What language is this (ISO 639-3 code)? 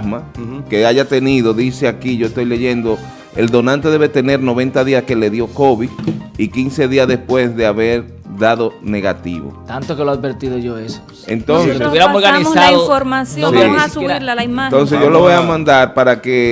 spa